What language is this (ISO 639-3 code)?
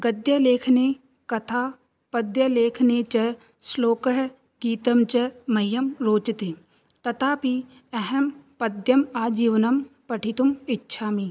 san